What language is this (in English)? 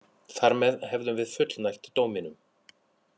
Icelandic